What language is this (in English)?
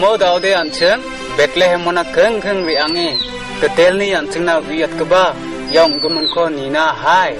Vietnamese